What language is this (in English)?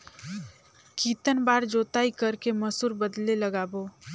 Chhattisgarhi